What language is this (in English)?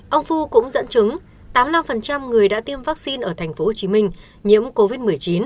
Vietnamese